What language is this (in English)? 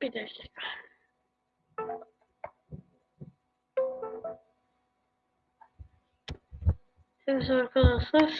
Turkish